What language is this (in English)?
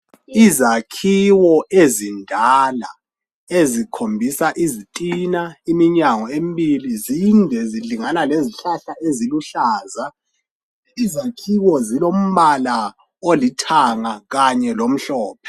North Ndebele